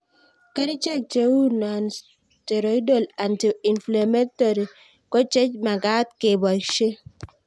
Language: Kalenjin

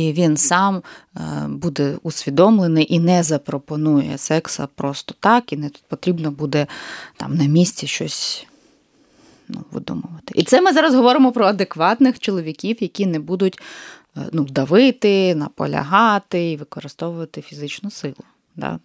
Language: Ukrainian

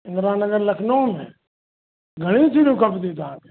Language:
Sindhi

